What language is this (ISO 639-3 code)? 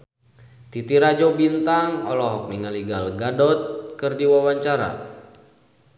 sun